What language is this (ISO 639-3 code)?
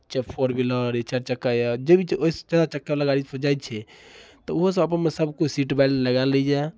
mai